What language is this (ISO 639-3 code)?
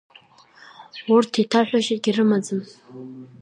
abk